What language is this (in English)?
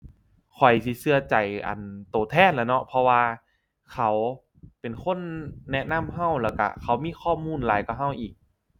Thai